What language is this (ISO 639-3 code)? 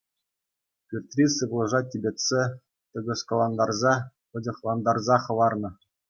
chv